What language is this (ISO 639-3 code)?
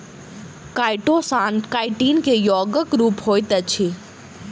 mai